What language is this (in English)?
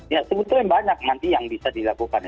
Indonesian